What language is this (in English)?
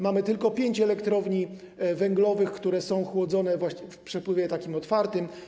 Polish